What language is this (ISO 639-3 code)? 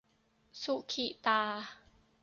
tha